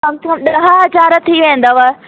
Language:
Sindhi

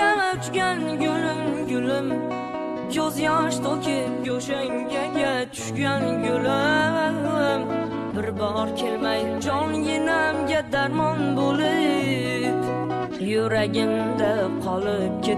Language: Uzbek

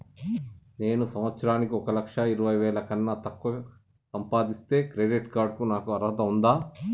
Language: Telugu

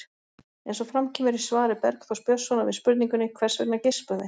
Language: Icelandic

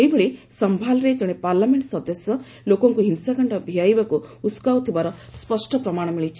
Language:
Odia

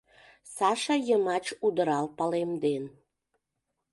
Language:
Mari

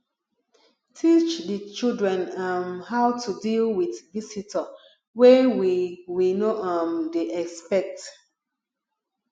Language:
Nigerian Pidgin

